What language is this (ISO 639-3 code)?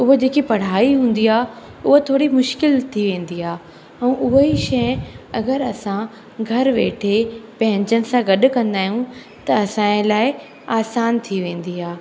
snd